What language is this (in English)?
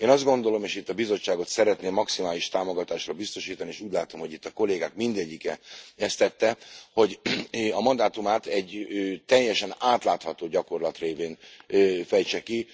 Hungarian